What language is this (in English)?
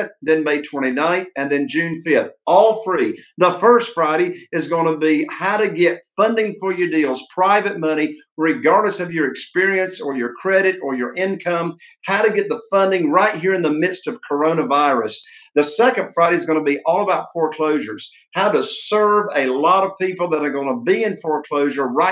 English